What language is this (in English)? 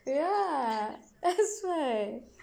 English